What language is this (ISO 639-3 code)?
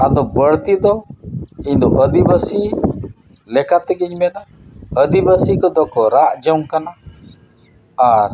sat